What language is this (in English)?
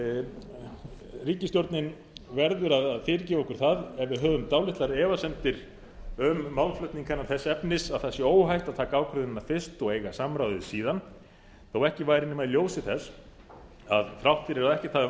Icelandic